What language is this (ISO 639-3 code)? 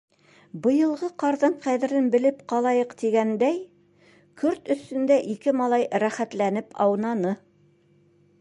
bak